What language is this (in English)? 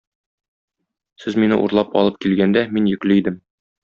Tatar